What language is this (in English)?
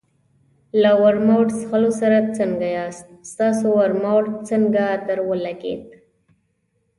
Pashto